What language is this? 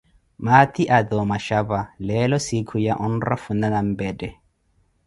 Koti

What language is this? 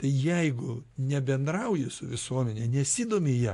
Lithuanian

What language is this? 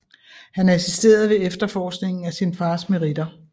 Danish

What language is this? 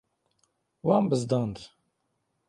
Kurdish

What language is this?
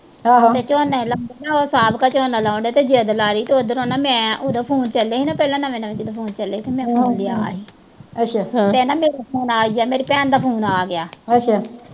Punjabi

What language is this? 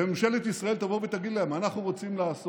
Hebrew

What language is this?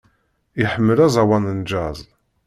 Kabyle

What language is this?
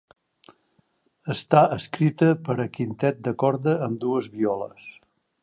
Catalan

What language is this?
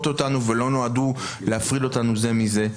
Hebrew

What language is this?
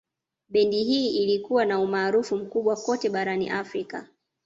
Swahili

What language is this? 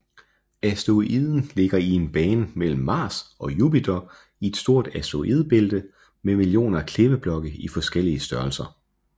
Danish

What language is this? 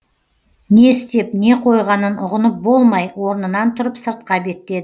Kazakh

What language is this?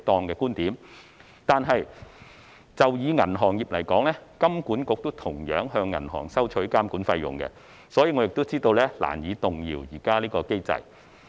Cantonese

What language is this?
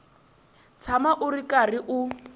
Tsonga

